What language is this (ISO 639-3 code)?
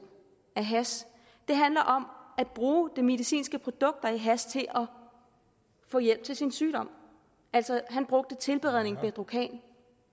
dan